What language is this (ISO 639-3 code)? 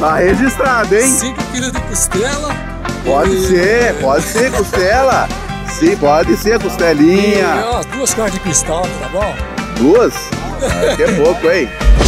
por